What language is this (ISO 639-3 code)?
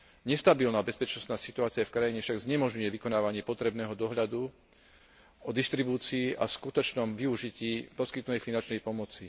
slk